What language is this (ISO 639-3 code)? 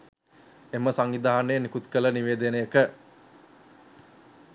sin